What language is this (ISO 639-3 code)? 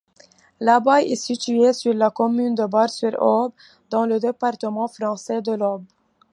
fra